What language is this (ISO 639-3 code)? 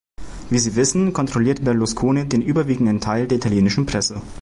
deu